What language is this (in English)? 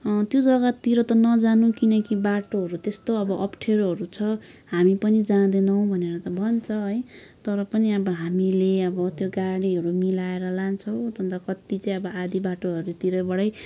Nepali